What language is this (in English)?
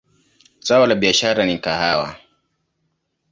Swahili